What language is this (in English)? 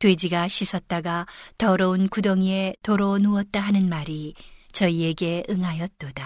Korean